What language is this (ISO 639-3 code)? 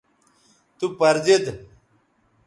btv